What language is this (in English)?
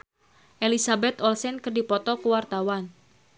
Sundanese